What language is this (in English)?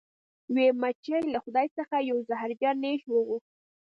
Pashto